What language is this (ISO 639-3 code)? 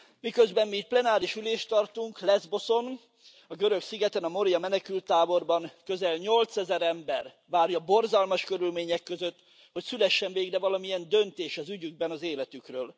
hun